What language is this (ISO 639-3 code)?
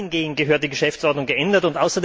deu